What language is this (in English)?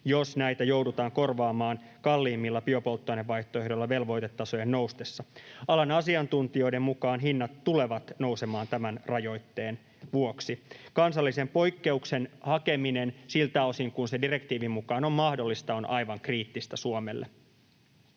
Finnish